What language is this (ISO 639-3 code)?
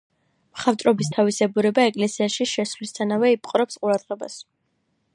kat